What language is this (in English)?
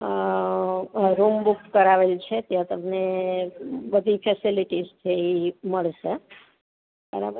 Gujarati